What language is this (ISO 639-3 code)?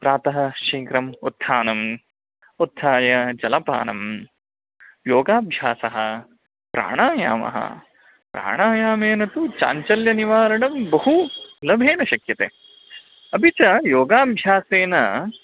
san